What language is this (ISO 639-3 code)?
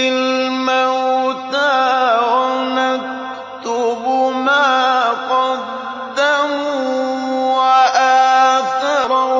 ara